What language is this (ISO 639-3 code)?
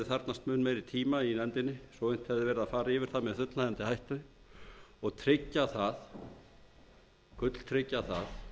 isl